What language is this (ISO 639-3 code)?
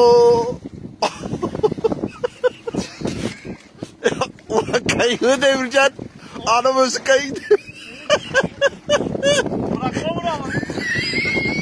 tur